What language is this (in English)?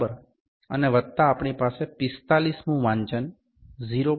Gujarati